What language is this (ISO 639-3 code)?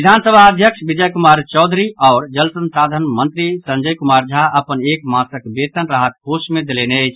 mai